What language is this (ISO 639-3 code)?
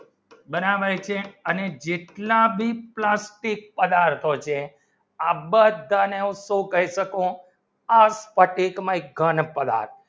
guj